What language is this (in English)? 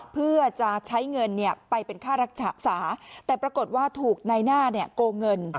Thai